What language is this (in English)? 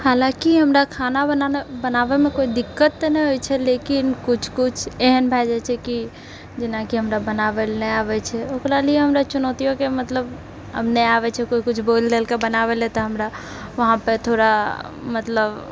Maithili